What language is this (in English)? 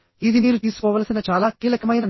Telugu